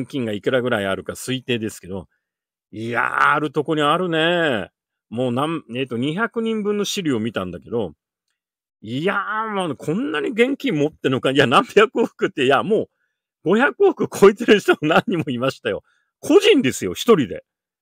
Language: Japanese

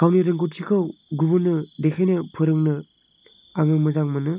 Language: Bodo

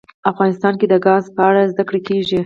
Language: Pashto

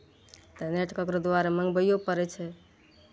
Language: Maithili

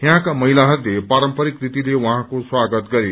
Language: Nepali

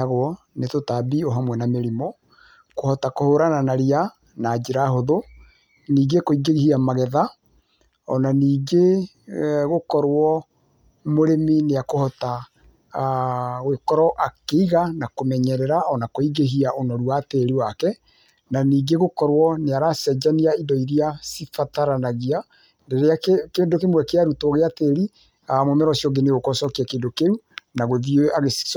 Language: Kikuyu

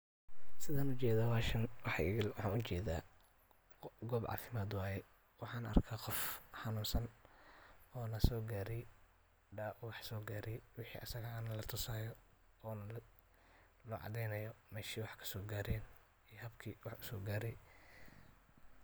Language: Somali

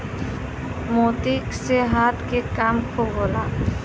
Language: Bhojpuri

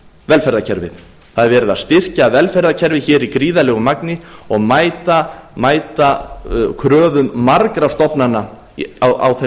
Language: Icelandic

